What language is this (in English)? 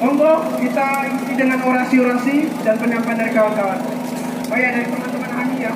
Indonesian